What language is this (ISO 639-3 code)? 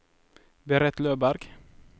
nor